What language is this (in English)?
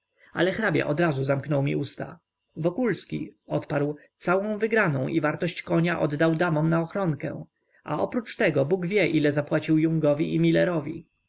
Polish